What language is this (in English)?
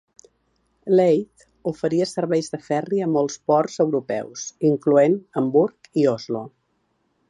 Catalan